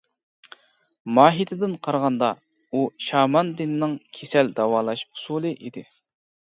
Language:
Uyghur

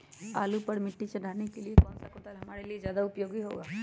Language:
Magahi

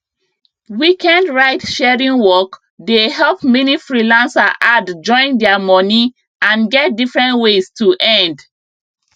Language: Nigerian Pidgin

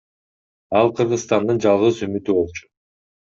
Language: Kyrgyz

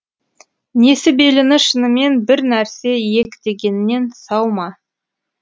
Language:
Kazakh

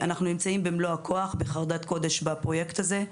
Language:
Hebrew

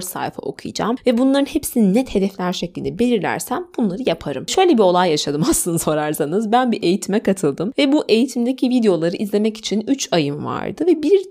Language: Turkish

